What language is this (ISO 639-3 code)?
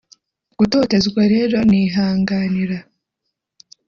kin